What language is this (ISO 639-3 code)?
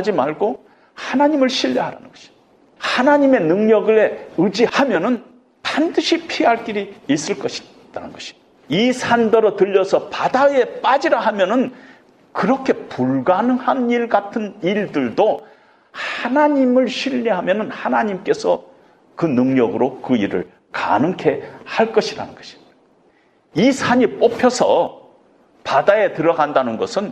kor